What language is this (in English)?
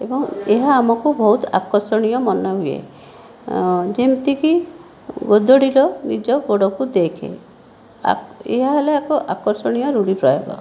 Odia